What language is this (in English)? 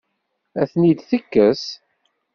Kabyle